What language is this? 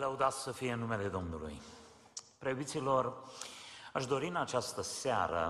Romanian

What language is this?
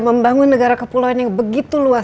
Indonesian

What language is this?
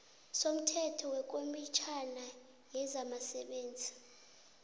South Ndebele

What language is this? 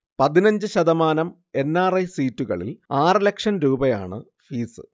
Malayalam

